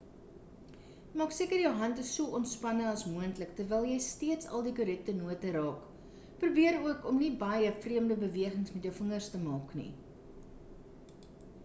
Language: Afrikaans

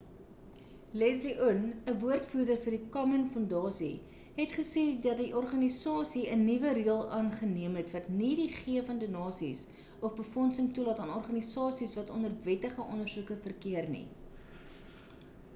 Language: Afrikaans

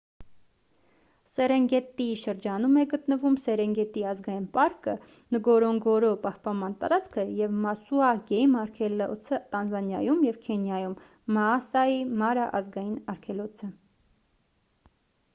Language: Armenian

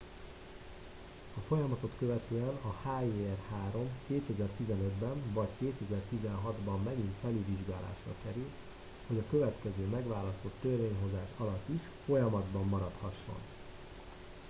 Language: Hungarian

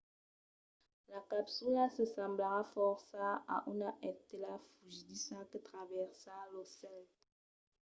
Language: Occitan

